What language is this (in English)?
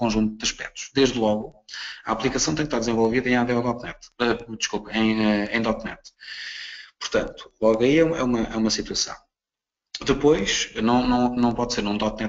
Portuguese